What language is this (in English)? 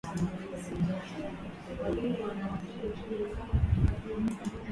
Swahili